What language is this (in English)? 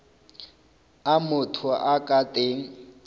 Northern Sotho